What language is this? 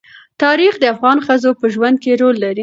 Pashto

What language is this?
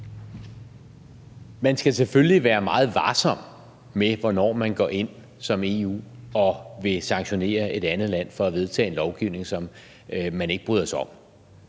Danish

